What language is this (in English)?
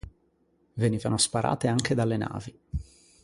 Italian